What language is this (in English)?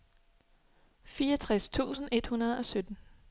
Danish